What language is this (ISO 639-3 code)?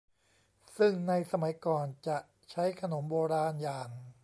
tha